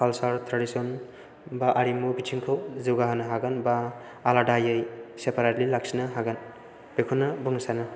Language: Bodo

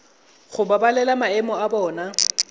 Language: Tswana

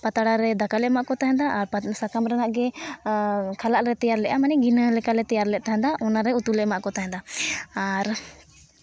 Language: Santali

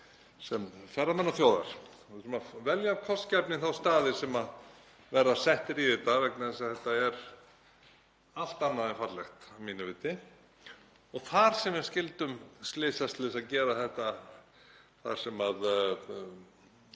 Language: Icelandic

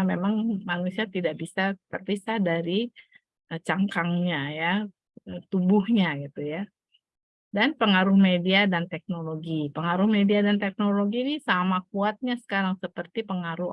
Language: Indonesian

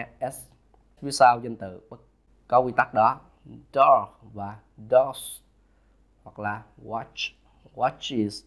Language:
Vietnamese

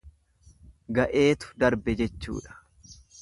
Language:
Oromo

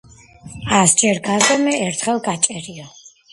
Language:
Georgian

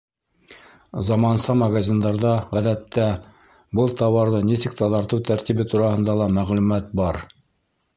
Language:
Bashkir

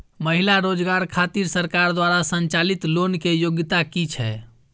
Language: Maithili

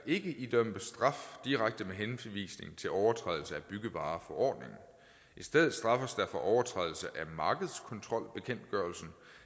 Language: Danish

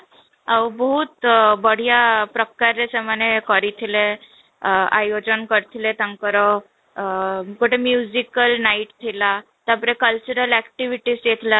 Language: Odia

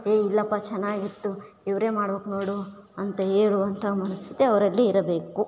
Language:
Kannada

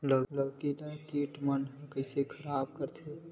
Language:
Chhattisgarhi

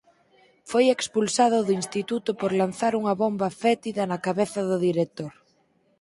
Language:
Galician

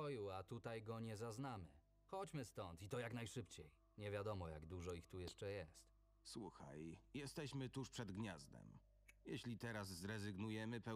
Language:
Polish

